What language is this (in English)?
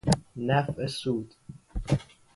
Persian